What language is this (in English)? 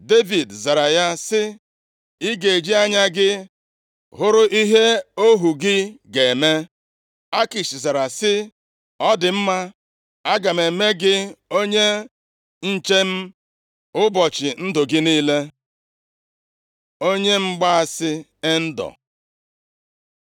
Igbo